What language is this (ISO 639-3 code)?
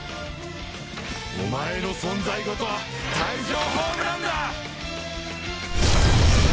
jpn